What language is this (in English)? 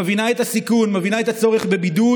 Hebrew